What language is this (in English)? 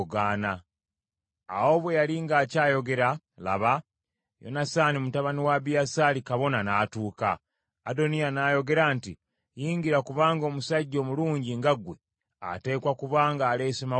Ganda